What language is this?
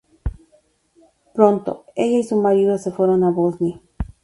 Spanish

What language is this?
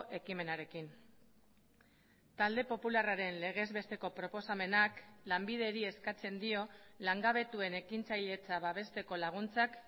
Basque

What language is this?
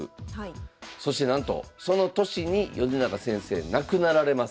Japanese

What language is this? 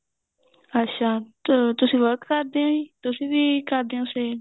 Punjabi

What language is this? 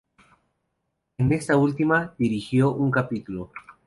Spanish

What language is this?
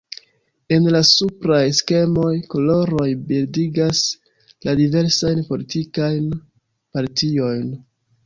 Esperanto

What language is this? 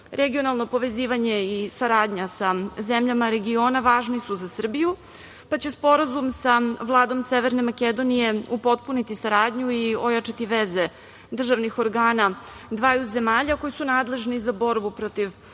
Serbian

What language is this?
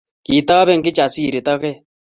Kalenjin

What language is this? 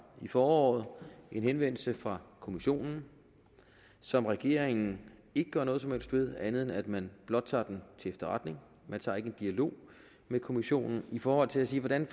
Danish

